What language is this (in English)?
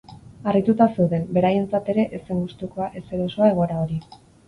Basque